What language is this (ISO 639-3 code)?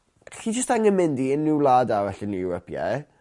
cym